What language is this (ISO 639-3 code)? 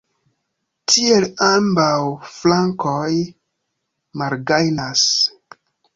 epo